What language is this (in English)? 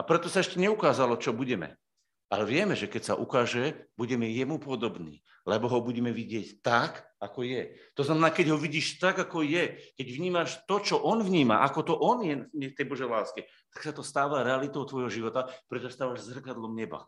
Slovak